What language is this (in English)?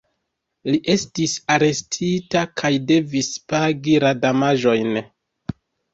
Esperanto